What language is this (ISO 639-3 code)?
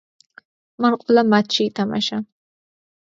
kat